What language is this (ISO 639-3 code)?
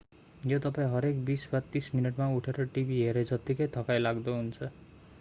nep